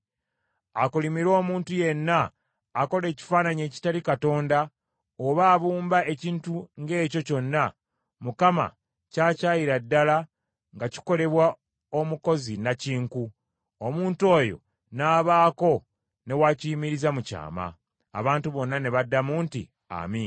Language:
Ganda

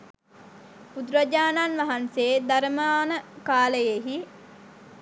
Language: Sinhala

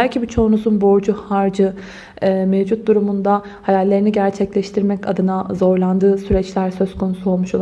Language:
Turkish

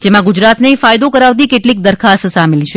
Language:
Gujarati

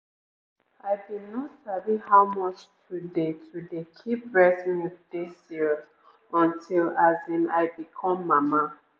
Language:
Nigerian Pidgin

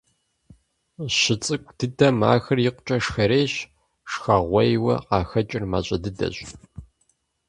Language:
Kabardian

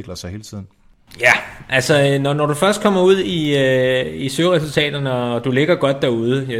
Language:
Danish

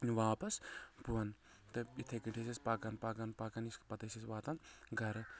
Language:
Kashmiri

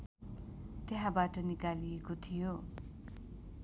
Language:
Nepali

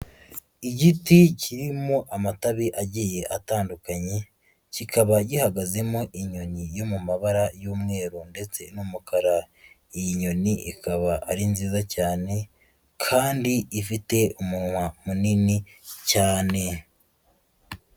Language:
Kinyarwanda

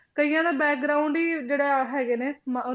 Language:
Punjabi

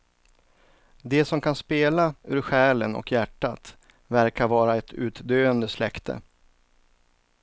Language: Swedish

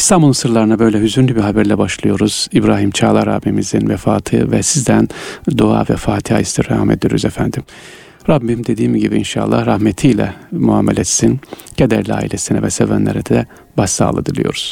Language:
Turkish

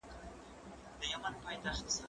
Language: Pashto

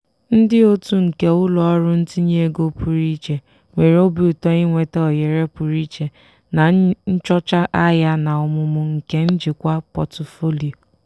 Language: Igbo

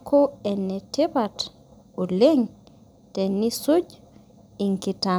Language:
Masai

